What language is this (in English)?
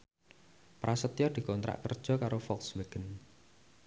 Javanese